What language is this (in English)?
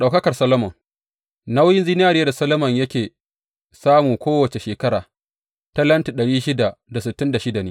Hausa